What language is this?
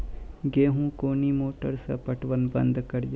Maithili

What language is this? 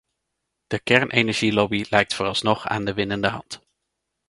Dutch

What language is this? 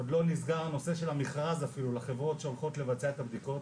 Hebrew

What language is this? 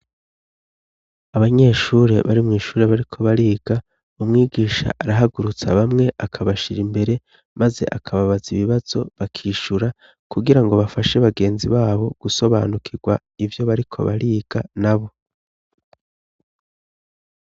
Rundi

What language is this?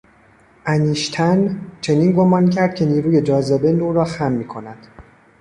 Persian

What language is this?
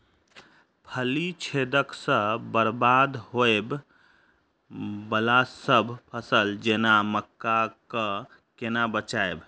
Maithili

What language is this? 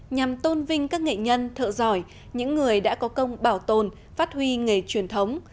Vietnamese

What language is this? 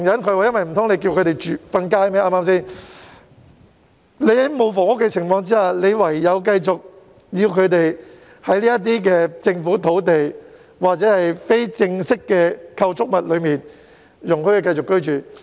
Cantonese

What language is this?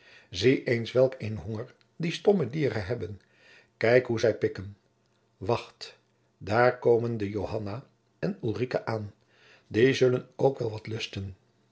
Dutch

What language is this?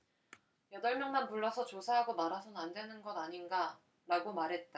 Korean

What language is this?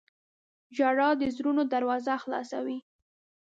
Pashto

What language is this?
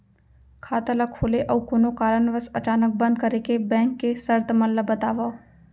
Chhattisgarhi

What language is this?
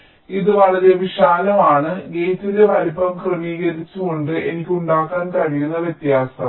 Malayalam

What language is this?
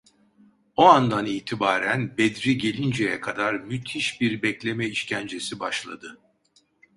Turkish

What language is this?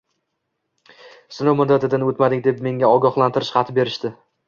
Uzbek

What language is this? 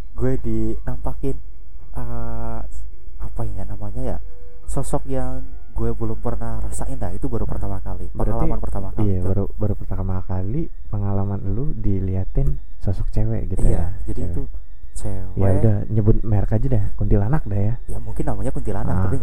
Indonesian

